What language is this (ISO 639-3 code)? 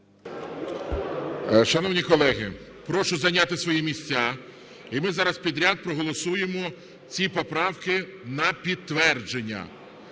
ukr